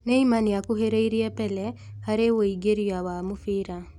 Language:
Kikuyu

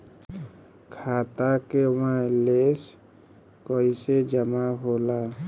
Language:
Bhojpuri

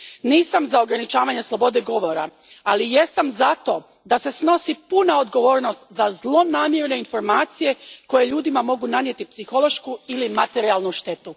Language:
Croatian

